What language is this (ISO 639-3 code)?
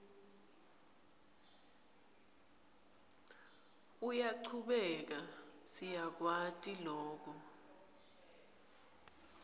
ssw